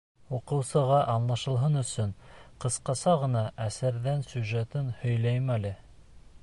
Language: Bashkir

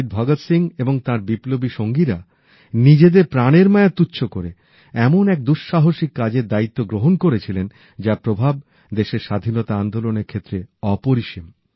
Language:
Bangla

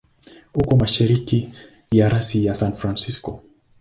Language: Swahili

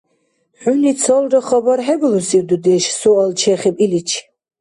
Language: Dargwa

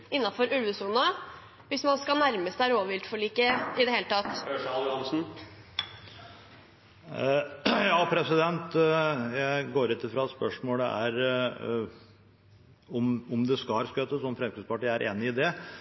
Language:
Norwegian Bokmål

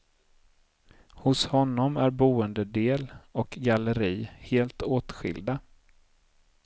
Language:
Swedish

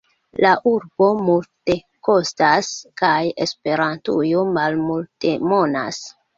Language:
Esperanto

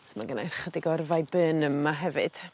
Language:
Welsh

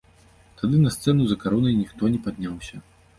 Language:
Belarusian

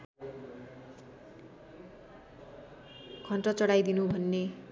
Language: Nepali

